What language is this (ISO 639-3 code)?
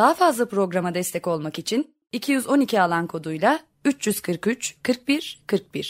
tur